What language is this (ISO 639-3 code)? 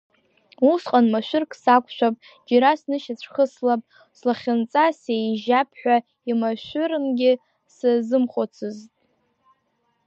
abk